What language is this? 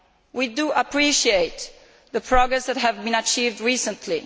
English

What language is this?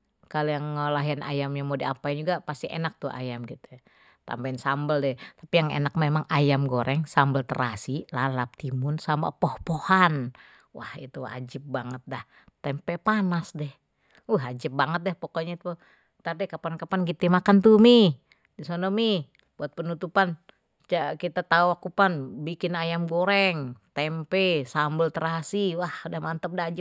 Betawi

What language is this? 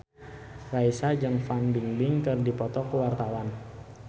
Sundanese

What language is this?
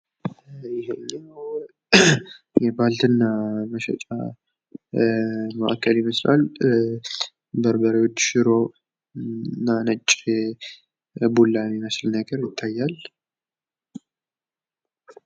Amharic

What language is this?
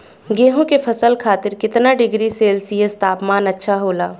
Bhojpuri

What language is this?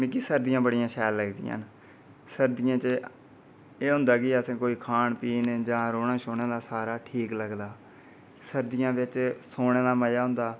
Dogri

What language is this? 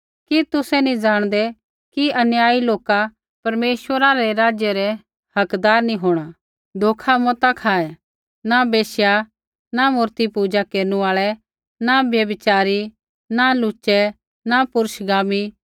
Kullu Pahari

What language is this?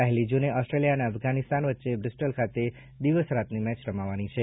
Gujarati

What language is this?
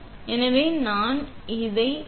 Tamil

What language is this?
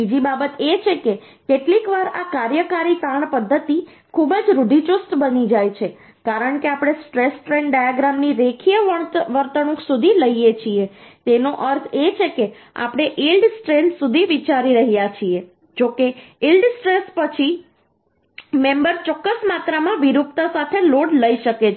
Gujarati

